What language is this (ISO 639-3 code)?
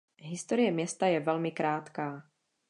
ces